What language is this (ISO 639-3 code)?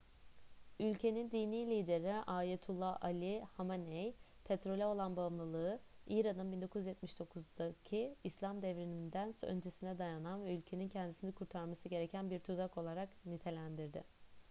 tur